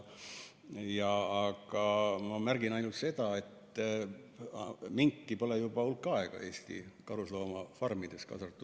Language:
Estonian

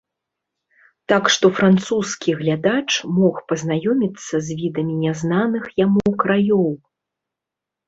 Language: Belarusian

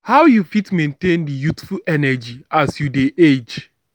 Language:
Nigerian Pidgin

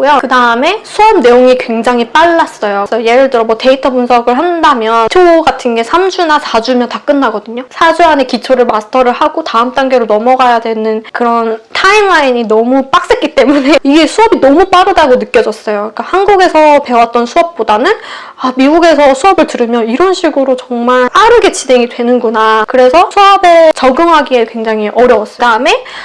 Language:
Korean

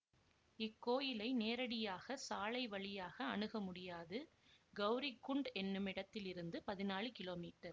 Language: Tamil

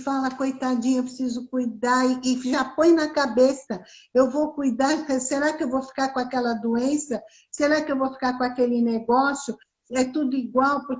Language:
Portuguese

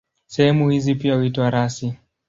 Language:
Swahili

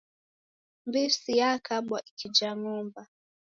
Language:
Taita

